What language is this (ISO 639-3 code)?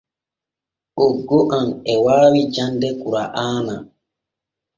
fue